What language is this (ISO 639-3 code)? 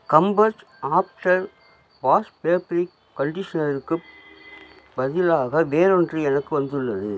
tam